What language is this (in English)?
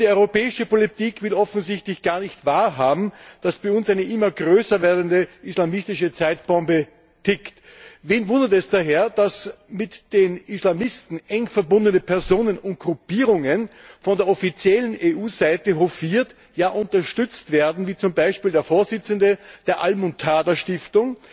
German